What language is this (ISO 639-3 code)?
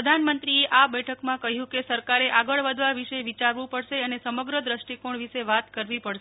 guj